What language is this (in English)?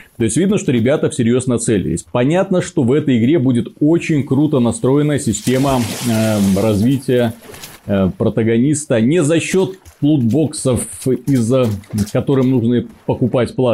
Russian